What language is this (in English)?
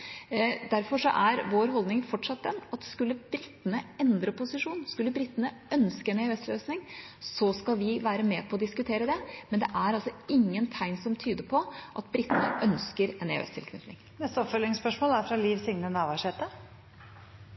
Norwegian